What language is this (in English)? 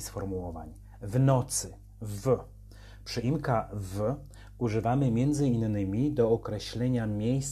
Polish